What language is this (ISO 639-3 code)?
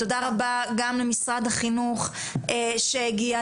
heb